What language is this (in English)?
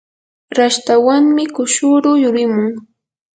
Yanahuanca Pasco Quechua